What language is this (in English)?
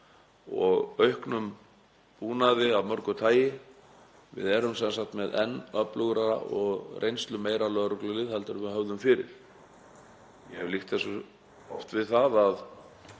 Icelandic